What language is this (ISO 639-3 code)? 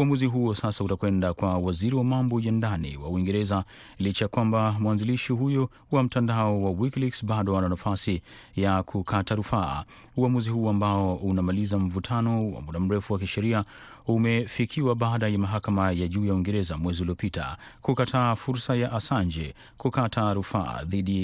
swa